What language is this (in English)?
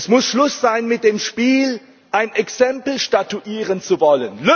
German